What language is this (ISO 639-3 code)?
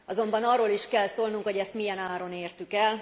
hun